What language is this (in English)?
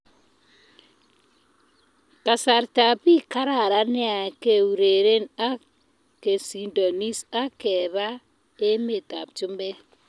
Kalenjin